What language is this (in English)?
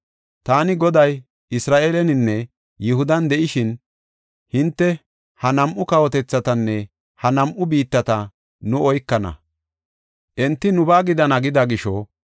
Gofa